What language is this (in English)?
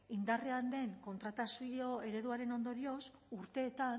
Basque